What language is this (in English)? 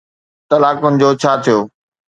Sindhi